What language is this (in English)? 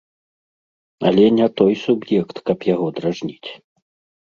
Belarusian